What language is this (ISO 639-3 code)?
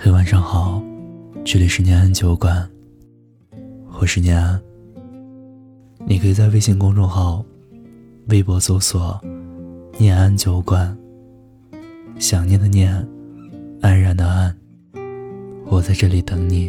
zho